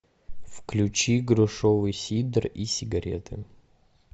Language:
Russian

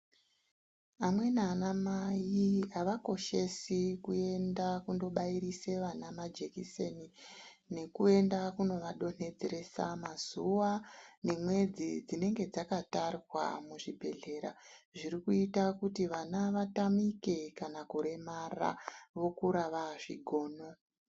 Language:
Ndau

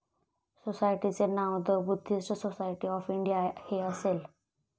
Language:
Marathi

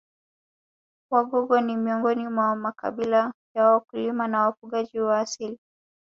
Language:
Swahili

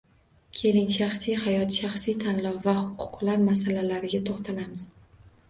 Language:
Uzbek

